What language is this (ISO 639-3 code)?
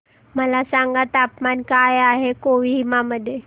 mar